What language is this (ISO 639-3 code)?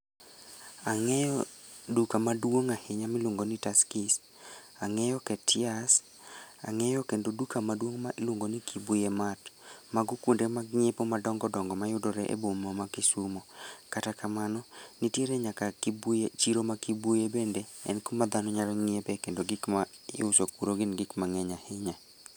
luo